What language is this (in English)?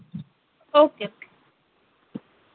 Dogri